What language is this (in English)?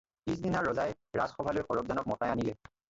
Assamese